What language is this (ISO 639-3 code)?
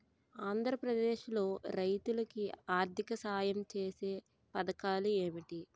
tel